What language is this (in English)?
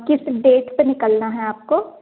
Hindi